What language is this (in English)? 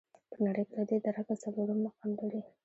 Pashto